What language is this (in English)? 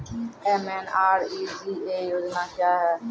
Maithili